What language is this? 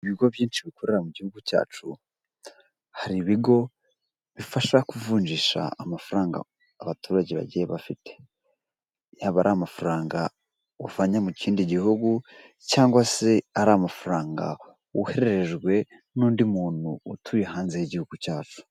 Kinyarwanda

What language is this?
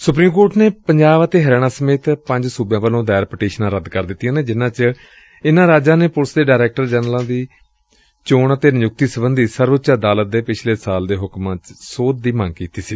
Punjabi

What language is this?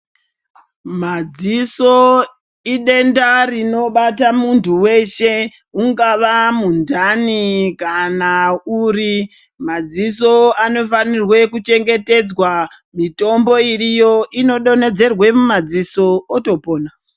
Ndau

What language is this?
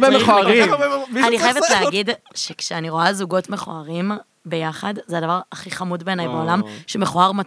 Hebrew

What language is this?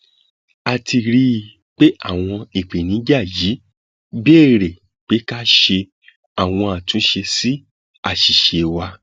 Yoruba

